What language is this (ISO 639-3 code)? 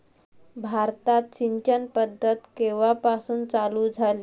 mar